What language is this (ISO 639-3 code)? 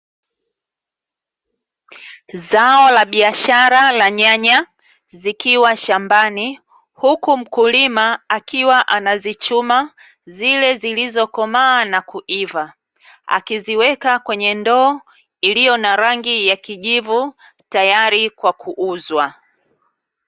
swa